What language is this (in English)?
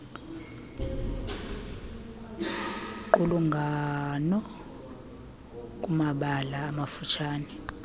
Xhosa